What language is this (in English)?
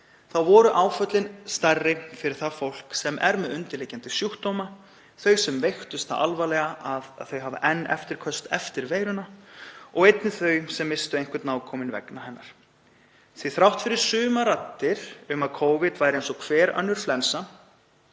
Icelandic